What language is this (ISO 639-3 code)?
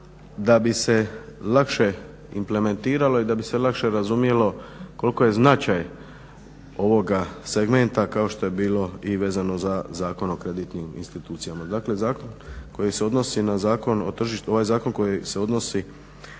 hrv